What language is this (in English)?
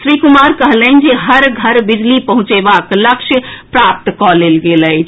Maithili